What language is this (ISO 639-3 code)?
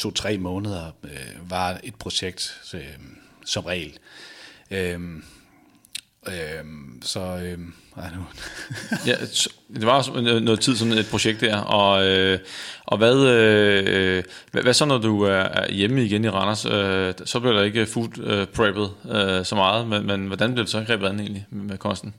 dan